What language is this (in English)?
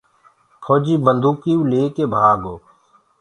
Gurgula